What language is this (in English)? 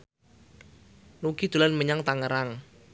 Javanese